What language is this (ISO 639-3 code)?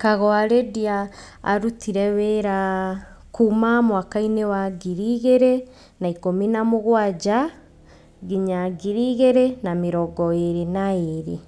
kik